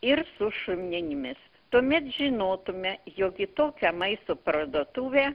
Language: Lithuanian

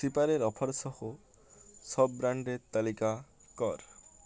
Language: Bangla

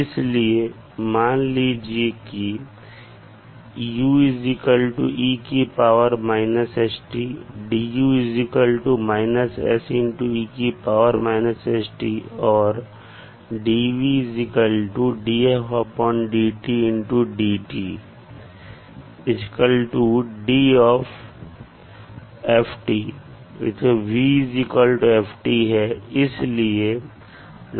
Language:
Hindi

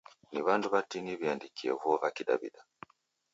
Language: Taita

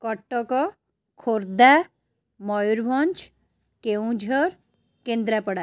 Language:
Odia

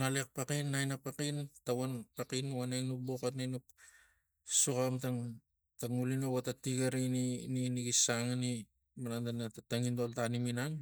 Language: Tigak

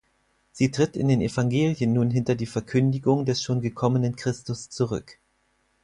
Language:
German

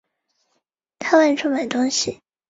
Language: Chinese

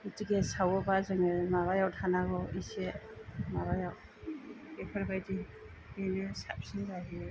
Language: Bodo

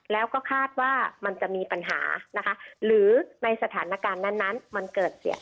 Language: Thai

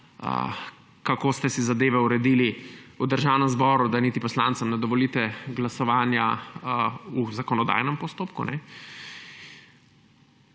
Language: Slovenian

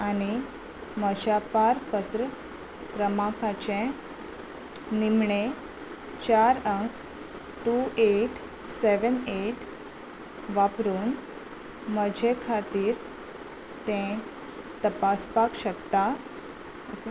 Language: Konkani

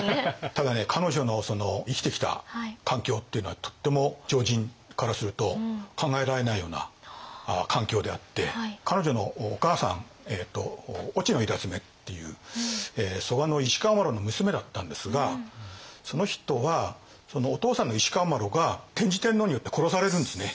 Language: Japanese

